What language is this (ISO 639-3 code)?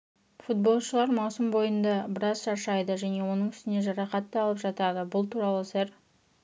kaz